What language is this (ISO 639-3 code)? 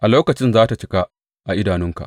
hau